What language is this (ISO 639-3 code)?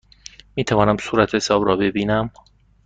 fas